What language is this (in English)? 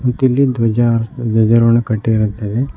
Kannada